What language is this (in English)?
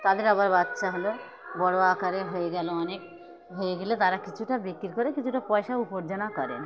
Bangla